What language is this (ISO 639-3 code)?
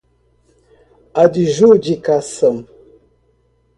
por